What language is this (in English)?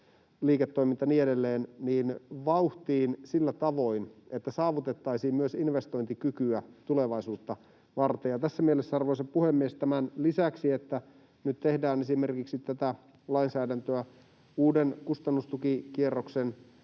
Finnish